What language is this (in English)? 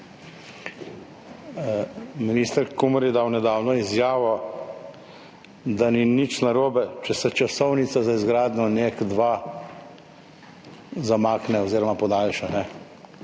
Slovenian